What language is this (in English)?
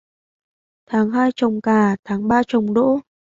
Vietnamese